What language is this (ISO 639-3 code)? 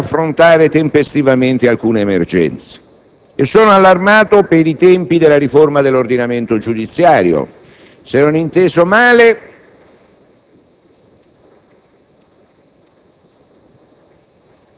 ita